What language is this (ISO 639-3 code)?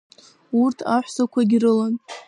abk